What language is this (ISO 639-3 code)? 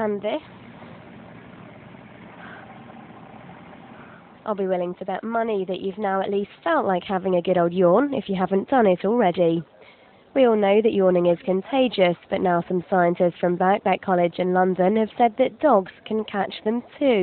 eng